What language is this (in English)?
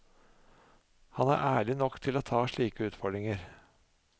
Norwegian